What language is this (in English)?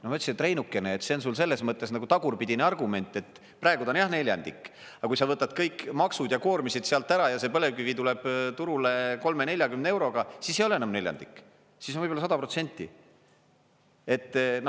Estonian